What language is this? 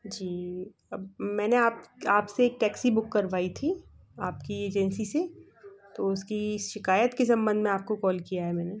Hindi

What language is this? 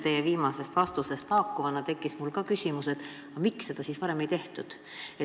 Estonian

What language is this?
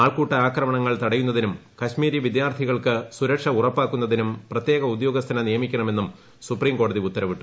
Malayalam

